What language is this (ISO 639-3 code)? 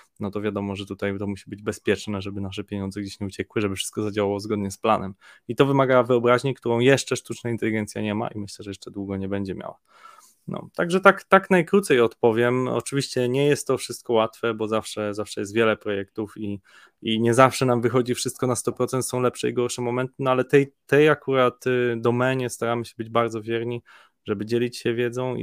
pol